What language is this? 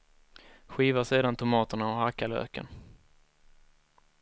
Swedish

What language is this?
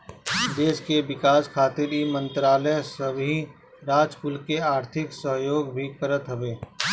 Bhojpuri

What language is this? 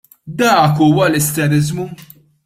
Maltese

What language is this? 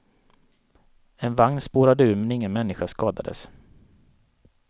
Swedish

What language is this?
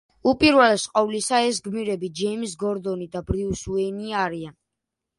Georgian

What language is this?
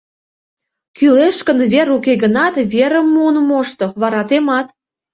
Mari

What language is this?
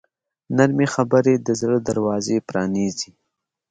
Pashto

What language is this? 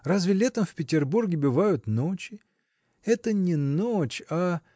Russian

